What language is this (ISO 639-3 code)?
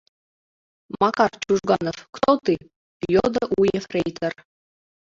chm